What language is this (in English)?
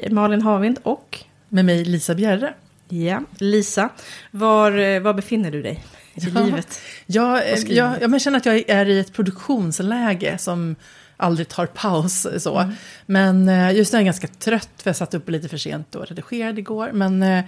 Swedish